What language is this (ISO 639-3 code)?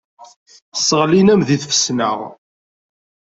kab